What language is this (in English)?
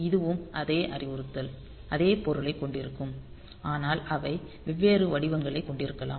Tamil